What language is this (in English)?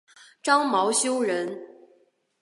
Chinese